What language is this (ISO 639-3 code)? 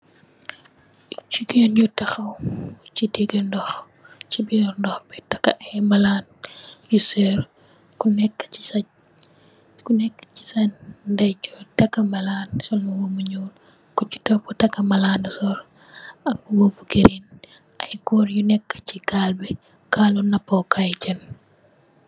wol